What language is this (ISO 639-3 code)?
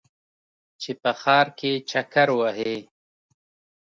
pus